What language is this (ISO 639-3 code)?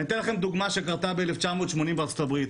heb